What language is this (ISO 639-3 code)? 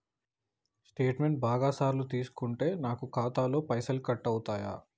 tel